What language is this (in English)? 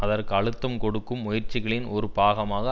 Tamil